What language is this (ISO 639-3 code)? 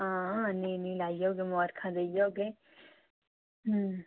doi